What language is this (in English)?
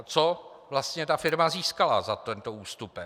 Czech